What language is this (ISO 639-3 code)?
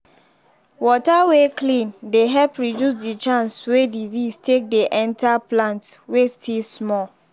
pcm